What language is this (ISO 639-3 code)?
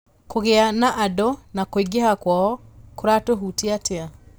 kik